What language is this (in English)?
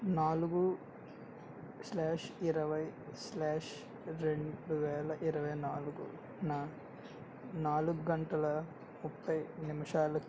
Telugu